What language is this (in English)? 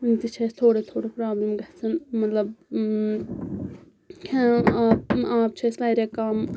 Kashmiri